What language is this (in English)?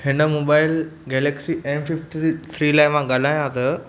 Sindhi